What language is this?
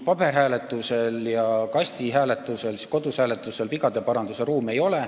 Estonian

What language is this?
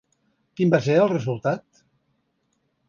Catalan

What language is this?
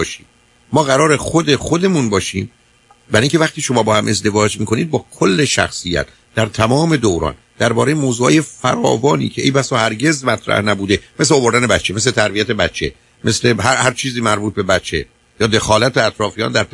Persian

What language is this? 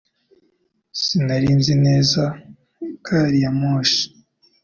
Kinyarwanda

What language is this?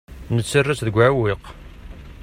Kabyle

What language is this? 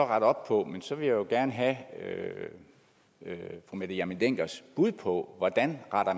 Danish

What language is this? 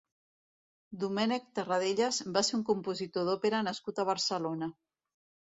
Catalan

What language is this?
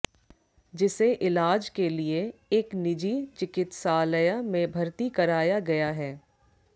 Hindi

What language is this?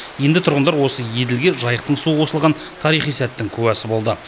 Kazakh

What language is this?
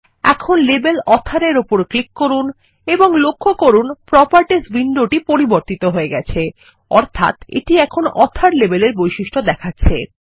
Bangla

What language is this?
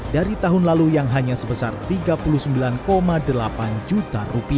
Indonesian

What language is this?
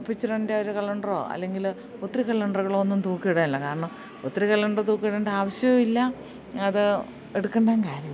Malayalam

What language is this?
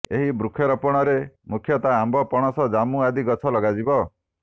Odia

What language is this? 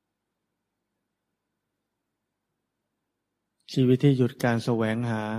Thai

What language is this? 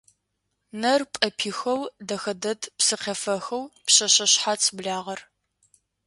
Adyghe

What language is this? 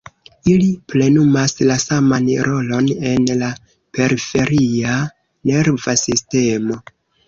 Esperanto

